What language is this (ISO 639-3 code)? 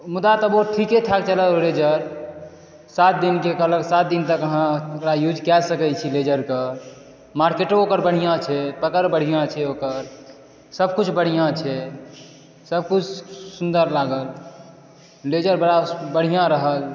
mai